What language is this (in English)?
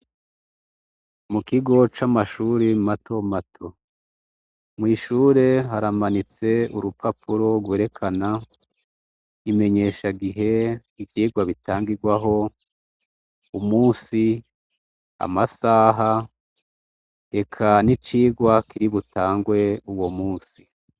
Rundi